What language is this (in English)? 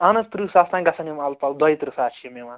Kashmiri